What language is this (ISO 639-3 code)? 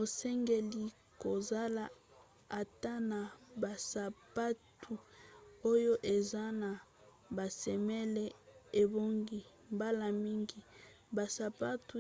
lin